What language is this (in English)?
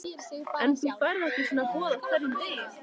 Icelandic